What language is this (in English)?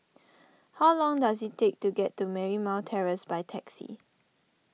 English